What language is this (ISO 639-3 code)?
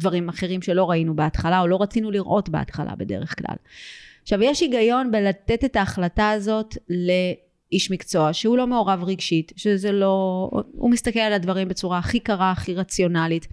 heb